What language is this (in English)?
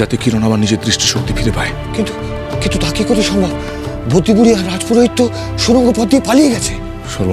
Korean